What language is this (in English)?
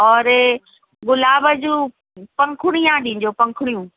Sindhi